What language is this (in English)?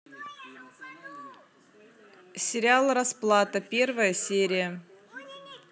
Russian